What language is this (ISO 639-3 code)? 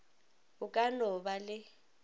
nso